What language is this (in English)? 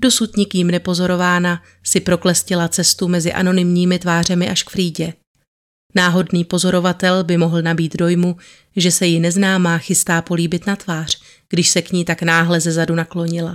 Czech